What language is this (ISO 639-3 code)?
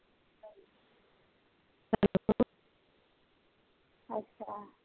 pan